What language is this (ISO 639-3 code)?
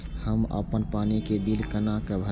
mai